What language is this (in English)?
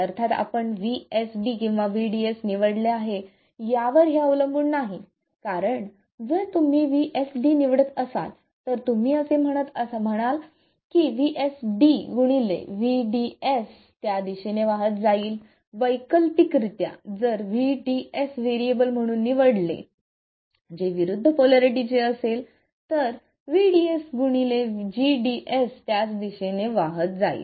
Marathi